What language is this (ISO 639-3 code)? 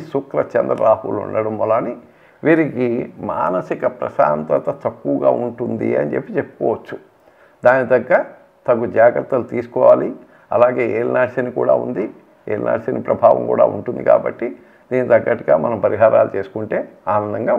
tel